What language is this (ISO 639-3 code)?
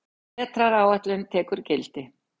isl